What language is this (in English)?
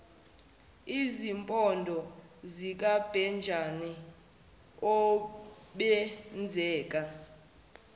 Zulu